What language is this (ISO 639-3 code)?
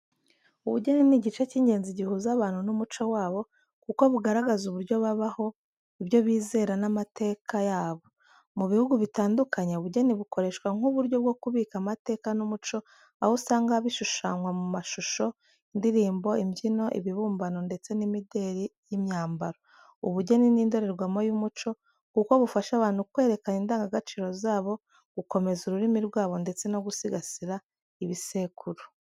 kin